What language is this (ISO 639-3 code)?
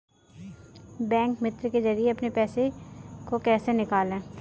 hin